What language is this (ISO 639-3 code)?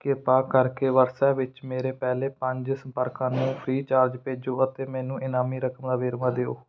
pan